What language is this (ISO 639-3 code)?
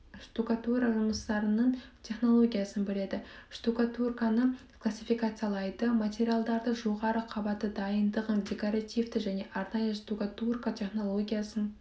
kaz